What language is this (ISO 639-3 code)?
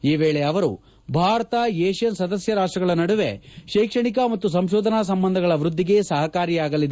kan